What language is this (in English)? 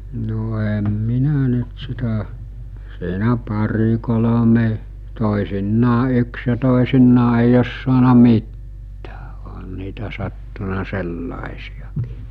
Finnish